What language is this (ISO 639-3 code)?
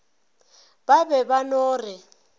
nso